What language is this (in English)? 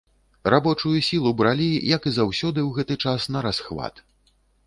Belarusian